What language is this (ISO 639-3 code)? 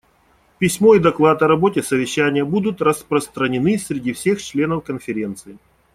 rus